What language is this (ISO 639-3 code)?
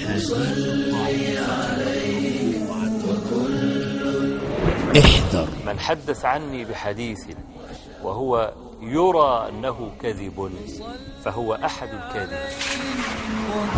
ara